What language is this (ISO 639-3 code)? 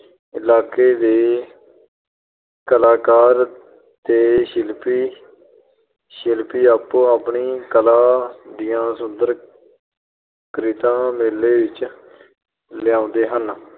pan